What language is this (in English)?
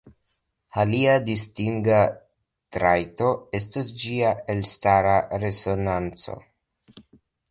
Esperanto